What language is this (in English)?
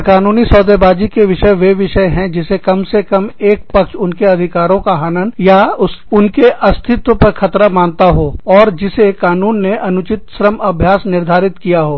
Hindi